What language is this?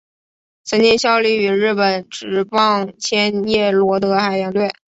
Chinese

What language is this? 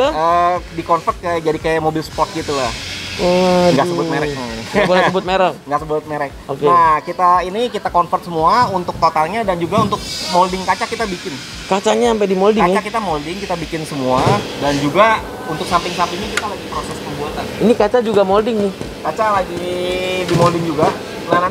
Indonesian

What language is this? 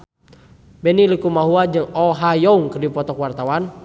Sundanese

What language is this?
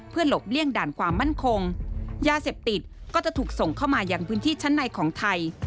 Thai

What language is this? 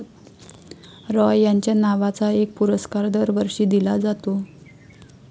Marathi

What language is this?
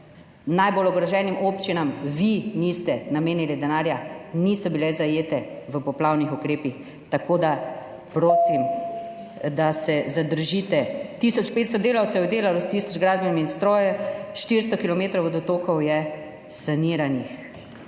Slovenian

